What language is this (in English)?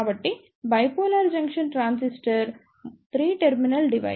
Telugu